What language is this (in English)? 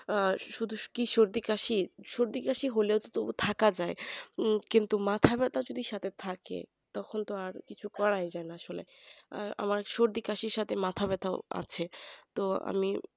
Bangla